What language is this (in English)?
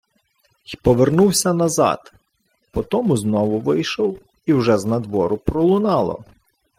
Ukrainian